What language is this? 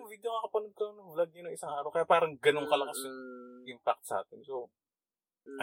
Filipino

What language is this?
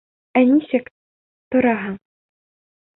Bashkir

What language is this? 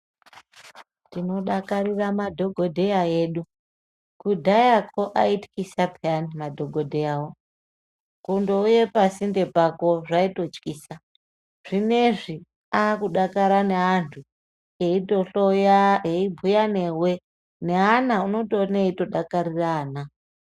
Ndau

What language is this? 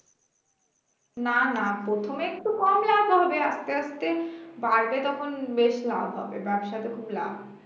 Bangla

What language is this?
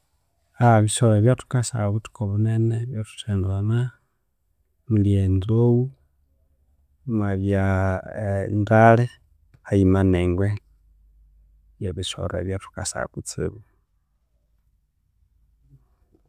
Konzo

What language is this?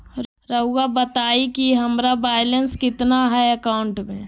Magahi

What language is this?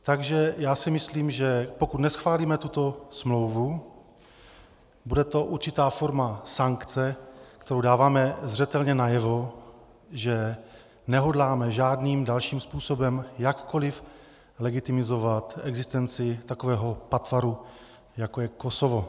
Czech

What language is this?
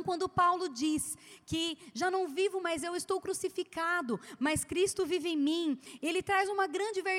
Portuguese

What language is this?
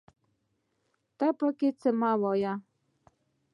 Pashto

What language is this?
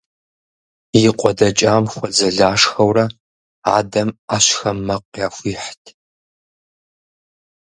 Kabardian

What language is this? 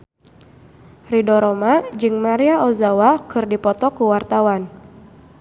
Sundanese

